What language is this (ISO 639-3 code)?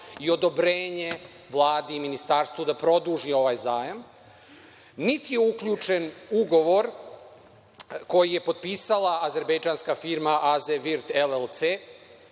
srp